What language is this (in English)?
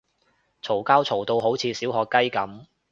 Cantonese